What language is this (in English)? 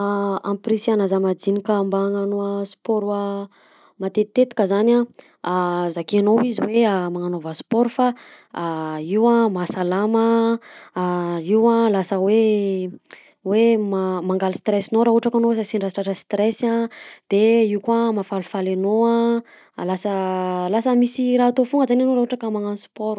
Southern Betsimisaraka Malagasy